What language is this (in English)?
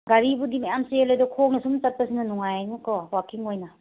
Manipuri